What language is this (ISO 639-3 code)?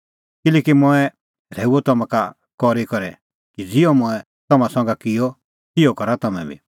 kfx